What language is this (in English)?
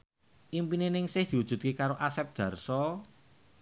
Javanese